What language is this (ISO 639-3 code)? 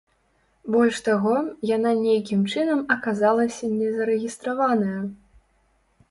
bel